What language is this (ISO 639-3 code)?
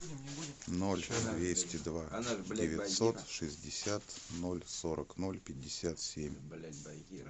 rus